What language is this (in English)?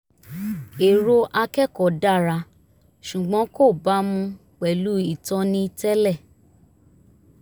Yoruba